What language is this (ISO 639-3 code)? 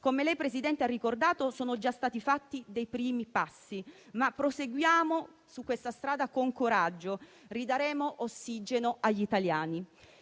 ita